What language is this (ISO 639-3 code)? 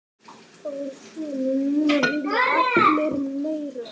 isl